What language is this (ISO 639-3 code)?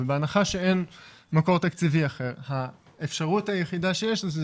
heb